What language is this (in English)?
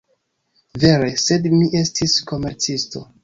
Esperanto